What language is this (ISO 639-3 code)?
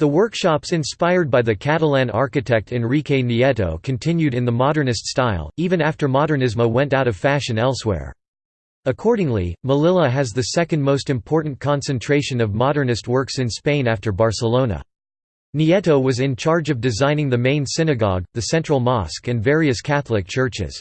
eng